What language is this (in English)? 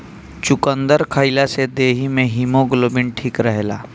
Bhojpuri